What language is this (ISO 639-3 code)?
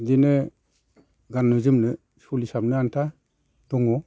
brx